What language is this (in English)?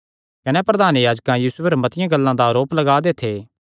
Kangri